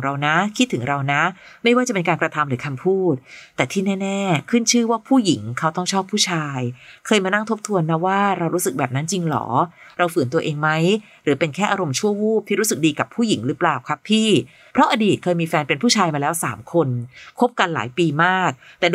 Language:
Thai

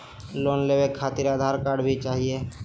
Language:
Magahi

